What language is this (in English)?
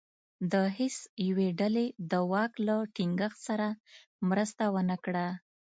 Pashto